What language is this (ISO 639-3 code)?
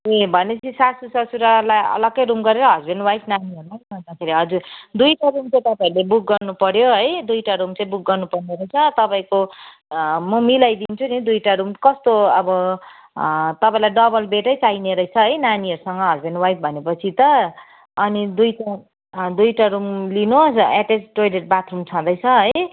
nep